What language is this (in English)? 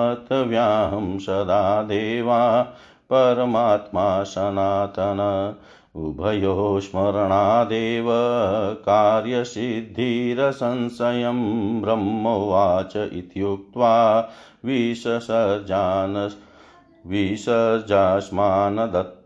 Hindi